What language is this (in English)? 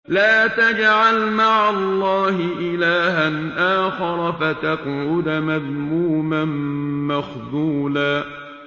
Arabic